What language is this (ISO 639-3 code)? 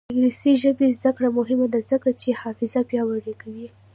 pus